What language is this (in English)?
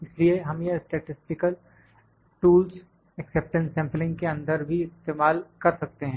Hindi